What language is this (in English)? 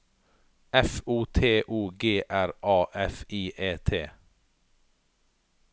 Norwegian